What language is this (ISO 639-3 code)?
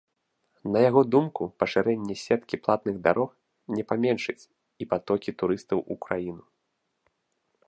bel